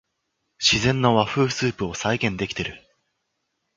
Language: Japanese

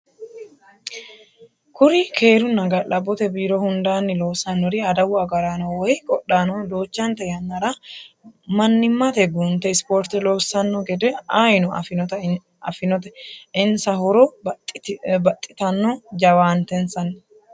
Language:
Sidamo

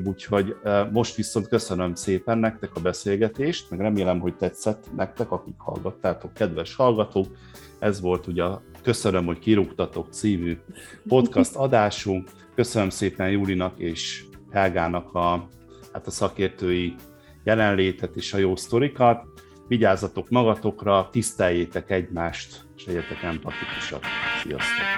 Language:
Hungarian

